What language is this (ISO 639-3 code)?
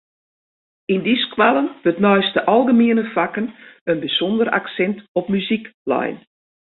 fry